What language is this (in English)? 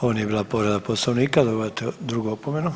Croatian